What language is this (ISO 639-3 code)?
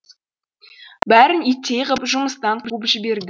kaz